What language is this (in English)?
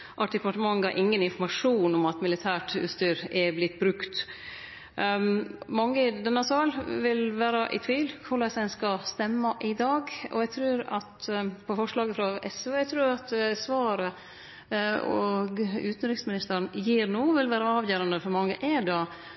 Norwegian Nynorsk